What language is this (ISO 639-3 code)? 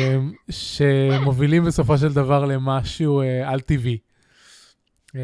heb